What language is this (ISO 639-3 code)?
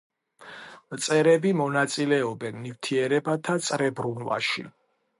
kat